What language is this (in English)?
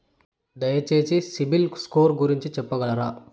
Telugu